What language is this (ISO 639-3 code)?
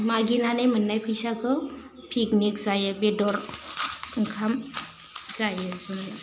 brx